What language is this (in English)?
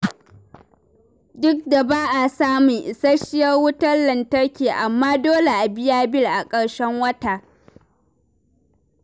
Hausa